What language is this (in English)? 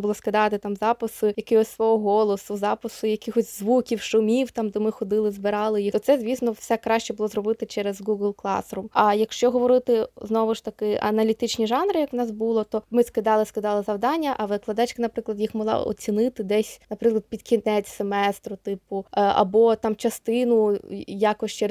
Ukrainian